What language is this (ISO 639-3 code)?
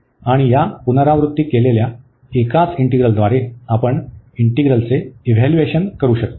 mar